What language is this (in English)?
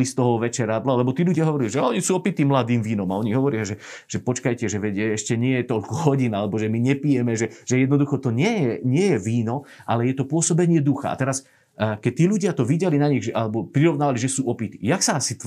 Slovak